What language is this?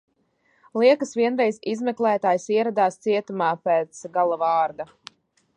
Latvian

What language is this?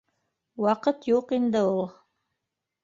Bashkir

